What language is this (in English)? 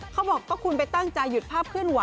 Thai